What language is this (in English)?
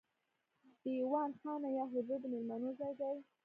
Pashto